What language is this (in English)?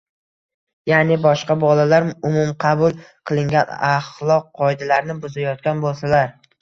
Uzbek